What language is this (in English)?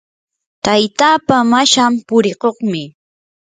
Yanahuanca Pasco Quechua